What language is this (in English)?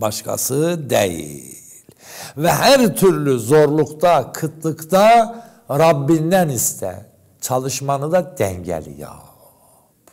Turkish